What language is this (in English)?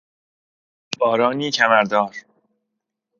Persian